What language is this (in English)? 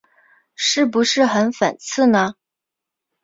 Chinese